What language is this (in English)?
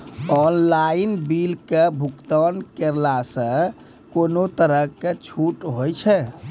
Maithili